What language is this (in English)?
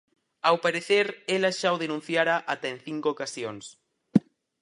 Galician